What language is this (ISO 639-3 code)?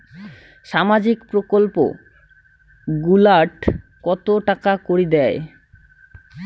ben